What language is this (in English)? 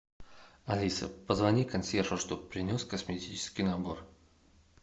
Russian